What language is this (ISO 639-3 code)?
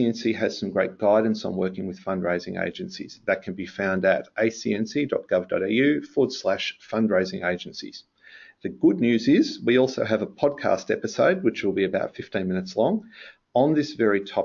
eng